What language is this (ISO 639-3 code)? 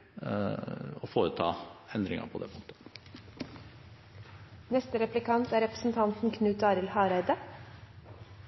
nor